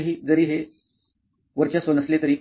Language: Marathi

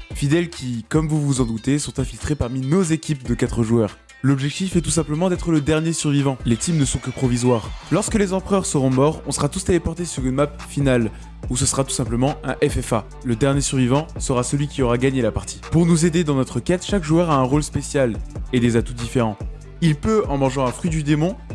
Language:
French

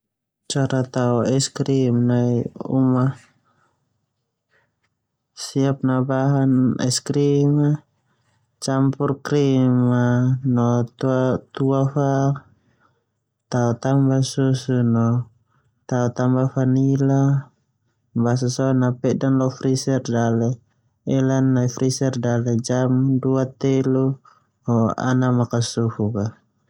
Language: Termanu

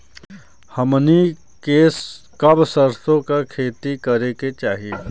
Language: Bhojpuri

